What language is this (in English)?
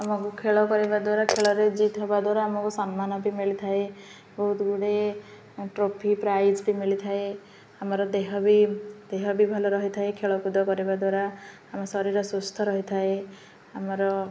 Odia